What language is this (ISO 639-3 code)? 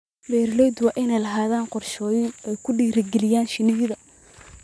som